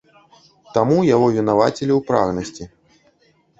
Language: Belarusian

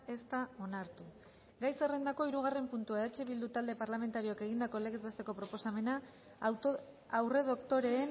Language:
Basque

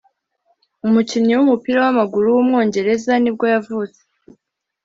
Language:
Kinyarwanda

